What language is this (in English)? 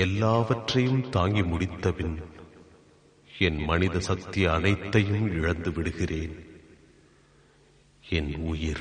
Tamil